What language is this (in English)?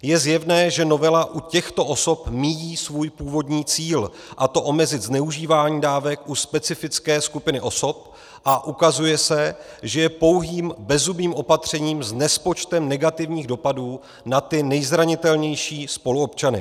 Czech